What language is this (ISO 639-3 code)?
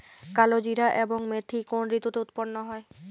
ben